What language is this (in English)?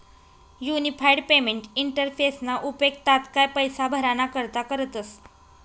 Marathi